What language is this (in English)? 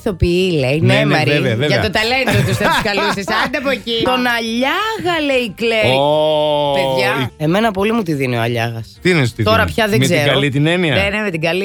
Greek